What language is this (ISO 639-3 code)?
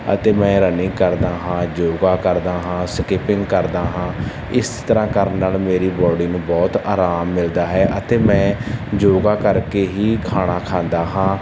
pan